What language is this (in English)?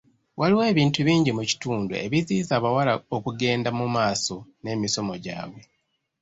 Ganda